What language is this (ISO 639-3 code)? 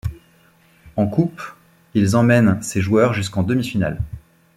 fra